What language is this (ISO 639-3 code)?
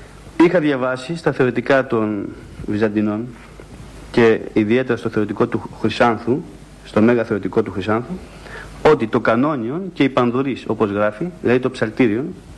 ell